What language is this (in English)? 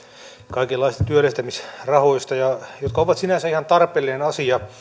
Finnish